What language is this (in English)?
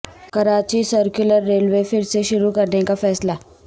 Urdu